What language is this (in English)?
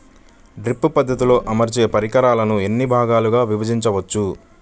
Telugu